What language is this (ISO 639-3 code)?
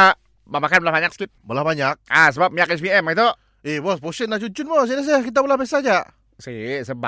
msa